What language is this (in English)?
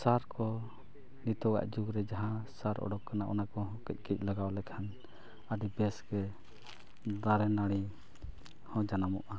Santali